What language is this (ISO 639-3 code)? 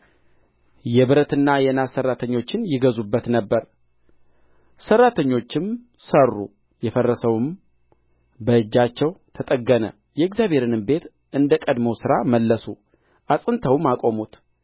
amh